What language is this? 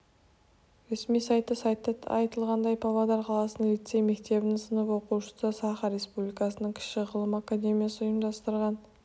Kazakh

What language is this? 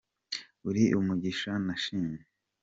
Kinyarwanda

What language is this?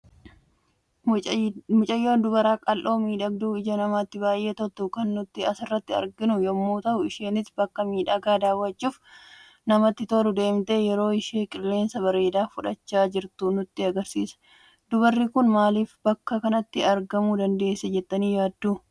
Oromo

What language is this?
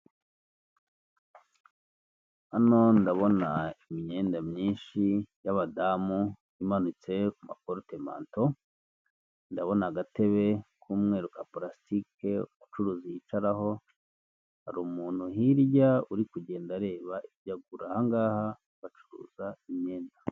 Kinyarwanda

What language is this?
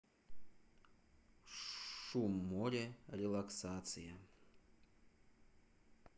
Russian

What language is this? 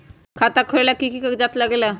Magahi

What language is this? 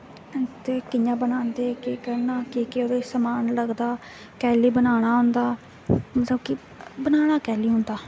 Dogri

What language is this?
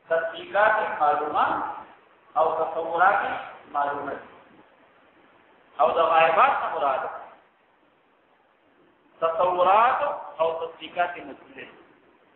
Arabic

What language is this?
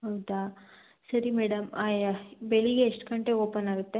Kannada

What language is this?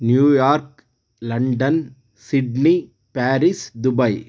Kannada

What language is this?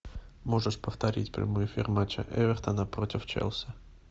Russian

